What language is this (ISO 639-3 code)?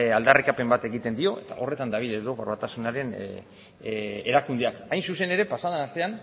eus